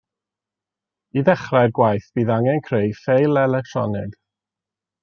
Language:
Welsh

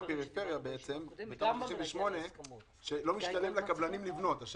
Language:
Hebrew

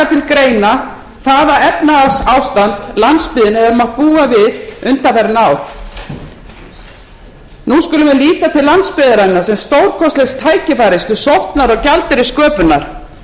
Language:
Icelandic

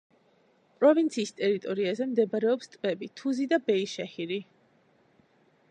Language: Georgian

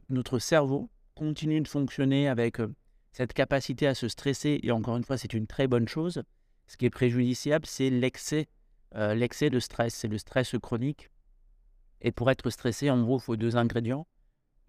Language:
French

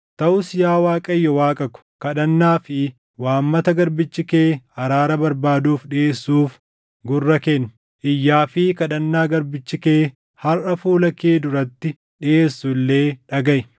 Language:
Oromo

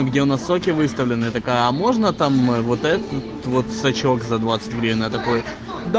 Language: Russian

